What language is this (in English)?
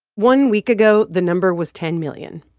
English